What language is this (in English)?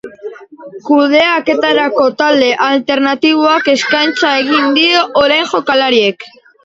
Basque